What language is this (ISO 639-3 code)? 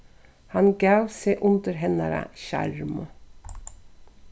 fao